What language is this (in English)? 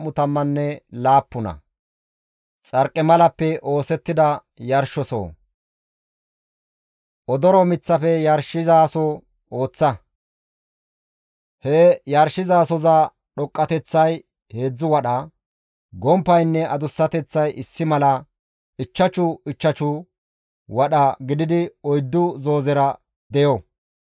Gamo